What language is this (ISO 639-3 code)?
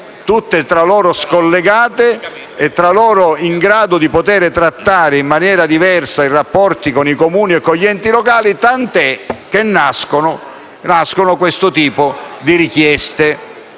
ita